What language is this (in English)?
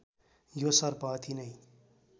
Nepali